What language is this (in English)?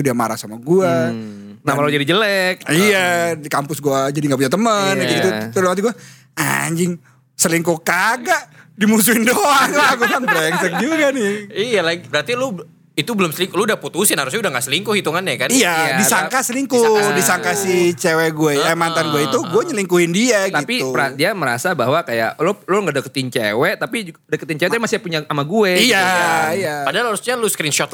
Indonesian